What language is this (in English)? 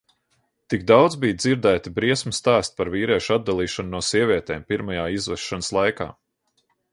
Latvian